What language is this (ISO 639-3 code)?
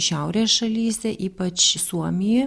lit